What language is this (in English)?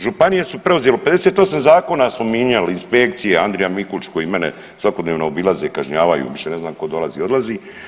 Croatian